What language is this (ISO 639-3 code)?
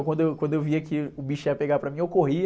por